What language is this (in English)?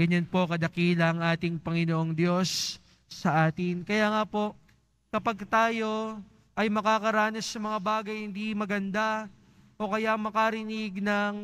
Filipino